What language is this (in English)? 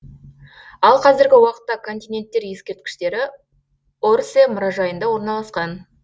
Kazakh